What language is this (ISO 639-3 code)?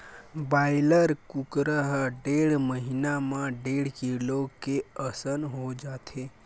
hne